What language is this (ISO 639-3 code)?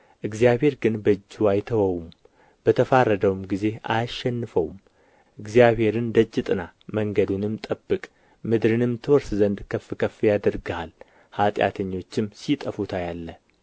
amh